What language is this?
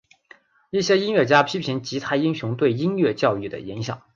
Chinese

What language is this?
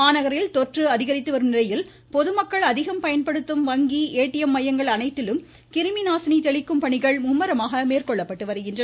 Tamil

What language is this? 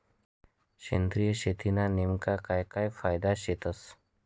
Marathi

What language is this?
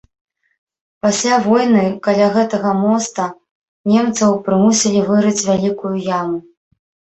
Belarusian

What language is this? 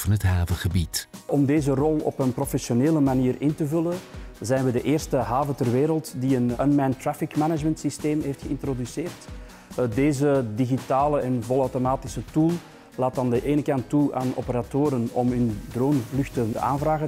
Dutch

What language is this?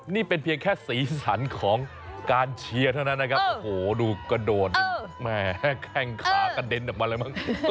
Thai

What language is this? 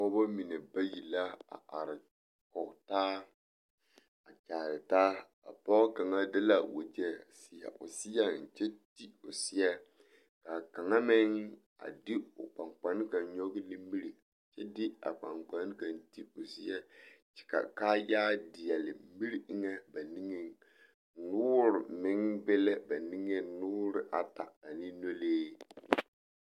Southern Dagaare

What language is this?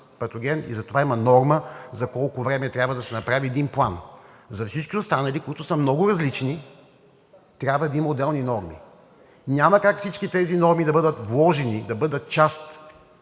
Bulgarian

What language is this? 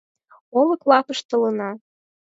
Mari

